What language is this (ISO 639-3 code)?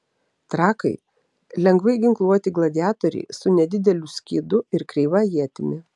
lit